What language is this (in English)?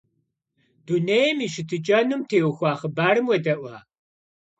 Kabardian